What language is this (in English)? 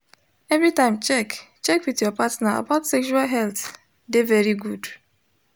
Nigerian Pidgin